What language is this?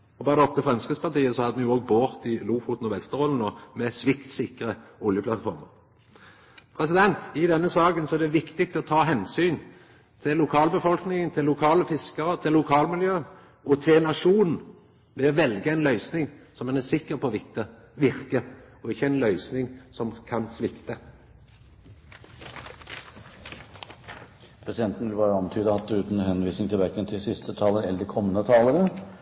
Norwegian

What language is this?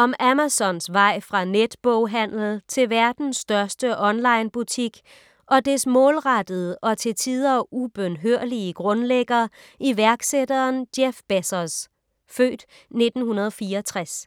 Danish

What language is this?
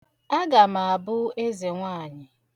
Igbo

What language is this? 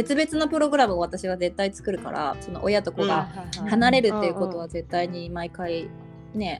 Japanese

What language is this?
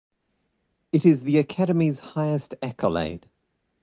English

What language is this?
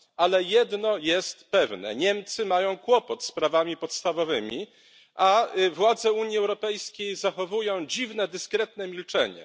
Polish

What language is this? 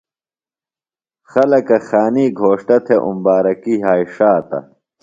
Phalura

